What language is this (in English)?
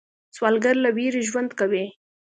Pashto